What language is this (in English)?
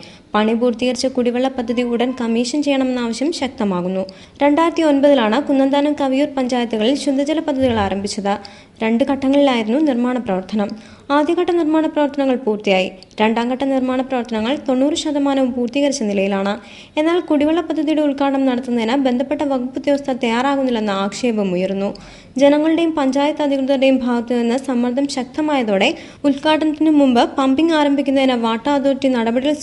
Malayalam